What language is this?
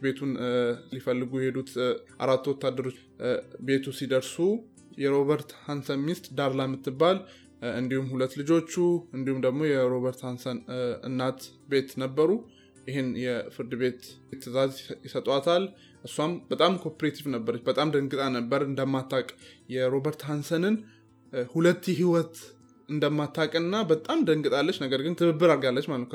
Amharic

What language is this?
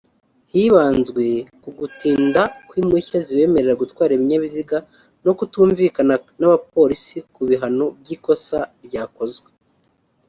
Kinyarwanda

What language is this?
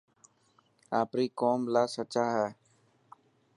Dhatki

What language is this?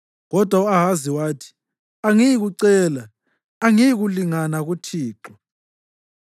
North Ndebele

